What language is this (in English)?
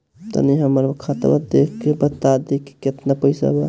Bhojpuri